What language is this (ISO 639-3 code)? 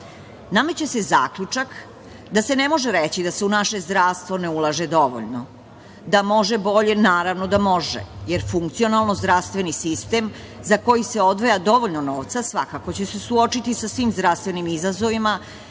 srp